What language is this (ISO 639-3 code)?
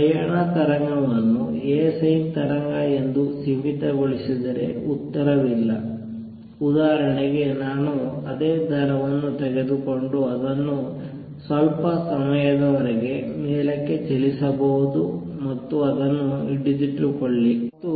kan